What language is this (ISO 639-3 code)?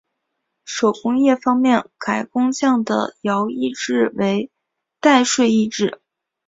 zho